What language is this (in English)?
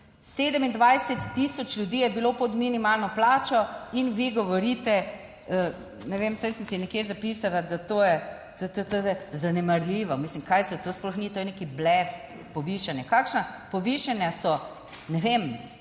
Slovenian